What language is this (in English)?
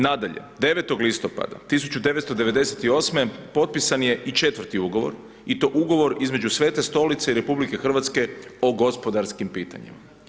Croatian